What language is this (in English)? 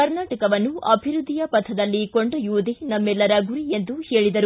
Kannada